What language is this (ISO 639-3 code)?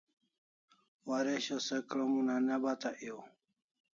kls